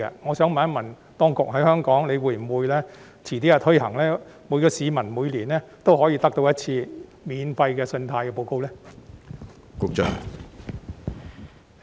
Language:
Cantonese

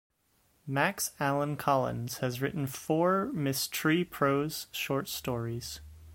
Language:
English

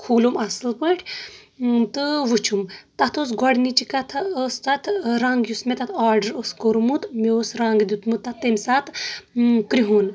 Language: Kashmiri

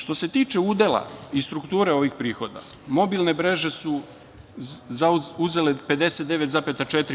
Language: Serbian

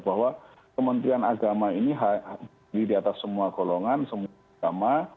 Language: Indonesian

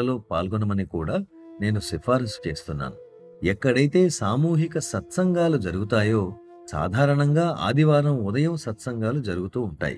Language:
Telugu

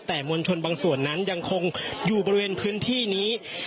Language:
Thai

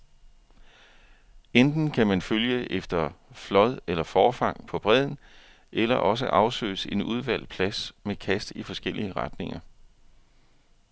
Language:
Danish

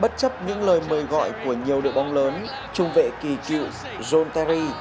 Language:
Vietnamese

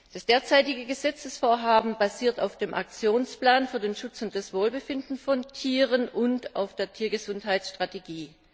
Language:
German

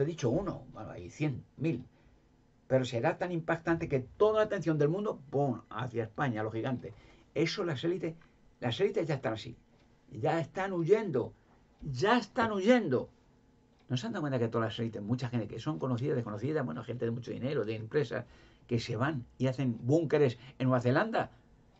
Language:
Spanish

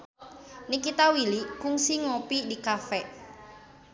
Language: Sundanese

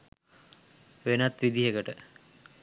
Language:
Sinhala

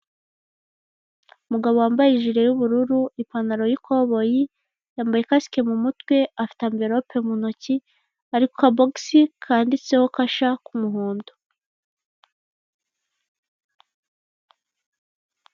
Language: Kinyarwanda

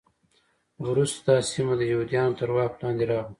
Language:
Pashto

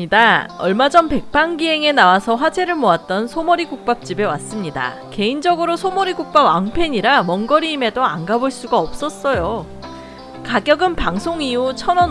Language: Korean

